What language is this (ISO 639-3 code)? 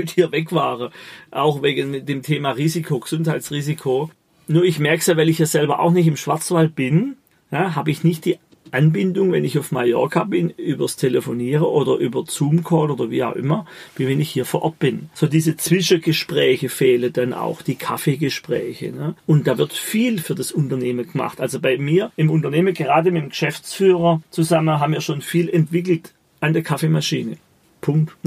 deu